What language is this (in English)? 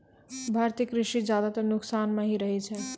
Maithili